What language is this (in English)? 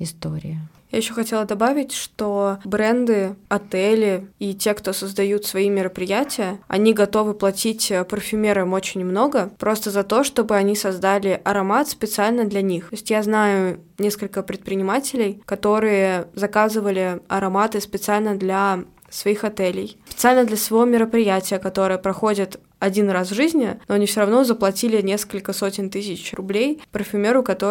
Russian